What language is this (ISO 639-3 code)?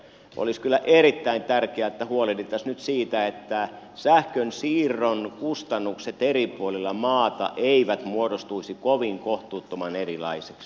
fin